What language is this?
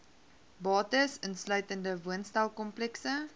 Afrikaans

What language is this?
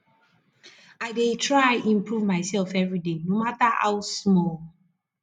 Nigerian Pidgin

